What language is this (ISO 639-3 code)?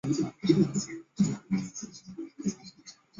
zho